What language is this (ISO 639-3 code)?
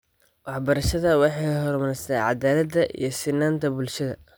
som